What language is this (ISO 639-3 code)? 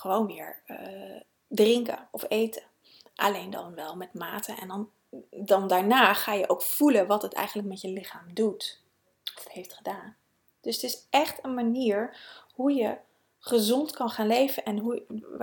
nld